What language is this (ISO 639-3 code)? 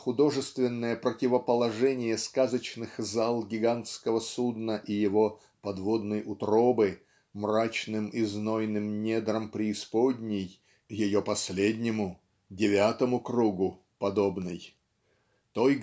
rus